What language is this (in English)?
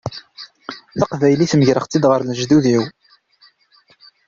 Kabyle